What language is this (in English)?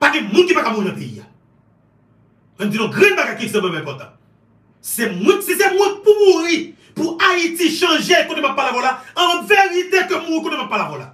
French